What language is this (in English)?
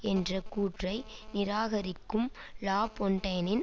Tamil